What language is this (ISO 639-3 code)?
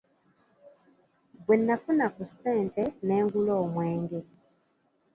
lug